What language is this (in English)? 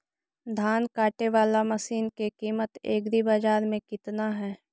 Magahi